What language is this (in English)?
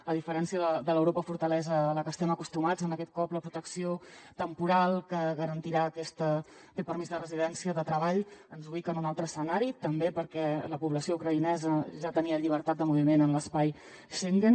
Catalan